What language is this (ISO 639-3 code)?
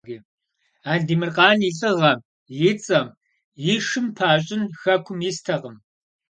kbd